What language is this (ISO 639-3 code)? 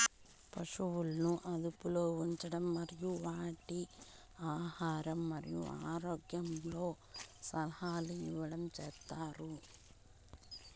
tel